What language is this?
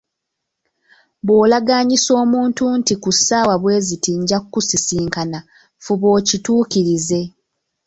Ganda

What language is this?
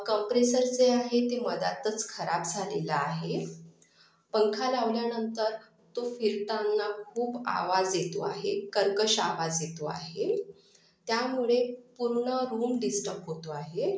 Marathi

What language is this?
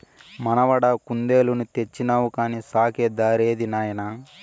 Telugu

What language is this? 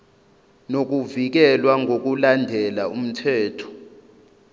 Zulu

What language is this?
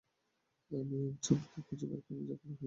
Bangla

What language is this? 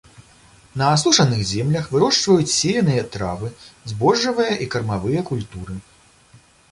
Belarusian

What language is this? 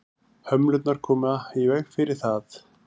Icelandic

